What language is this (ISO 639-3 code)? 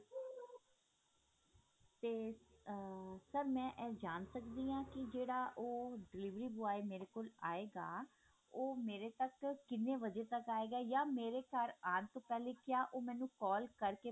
pan